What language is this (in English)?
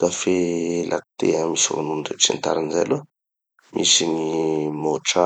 Tanosy Malagasy